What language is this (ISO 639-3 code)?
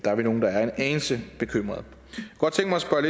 dan